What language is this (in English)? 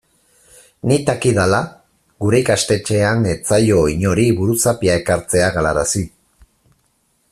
Basque